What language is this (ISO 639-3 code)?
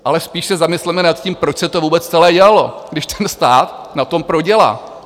ces